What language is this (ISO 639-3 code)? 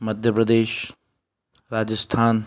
snd